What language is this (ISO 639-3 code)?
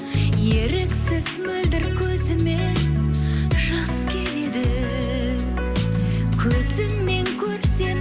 kaz